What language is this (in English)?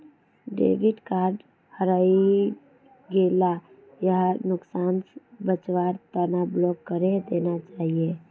Magahi